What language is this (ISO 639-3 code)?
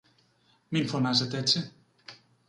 ell